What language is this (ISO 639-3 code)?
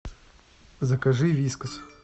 rus